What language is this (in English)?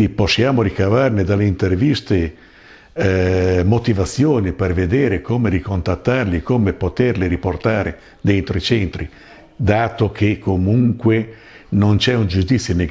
Italian